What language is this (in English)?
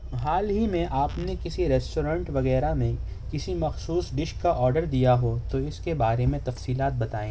Urdu